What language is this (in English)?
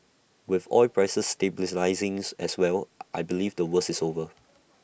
English